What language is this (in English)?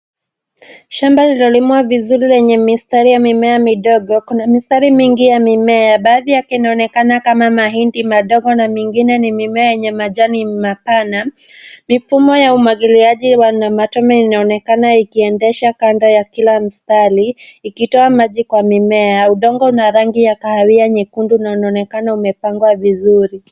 Swahili